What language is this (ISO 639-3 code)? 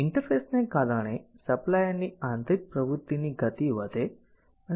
guj